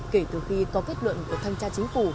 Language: Vietnamese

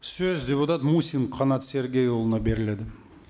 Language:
Kazakh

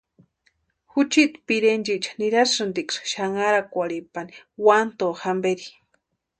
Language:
Western Highland Purepecha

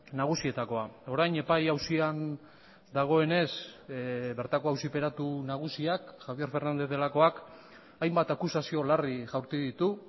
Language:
Basque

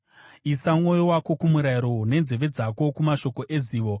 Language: Shona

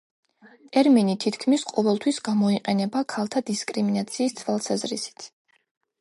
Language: Georgian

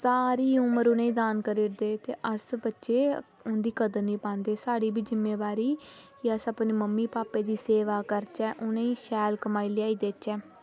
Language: Dogri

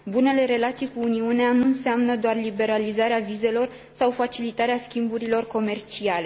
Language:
Romanian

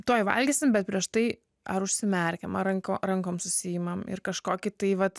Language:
Lithuanian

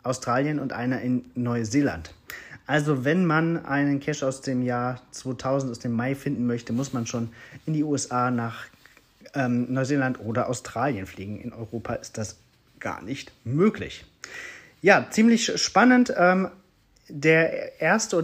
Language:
German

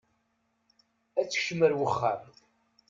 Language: Kabyle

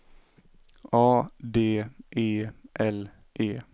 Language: Swedish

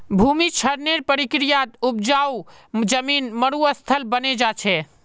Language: Magahi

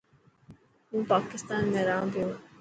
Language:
Dhatki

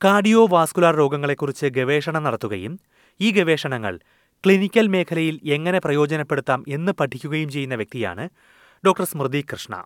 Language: Malayalam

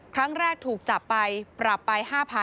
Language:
Thai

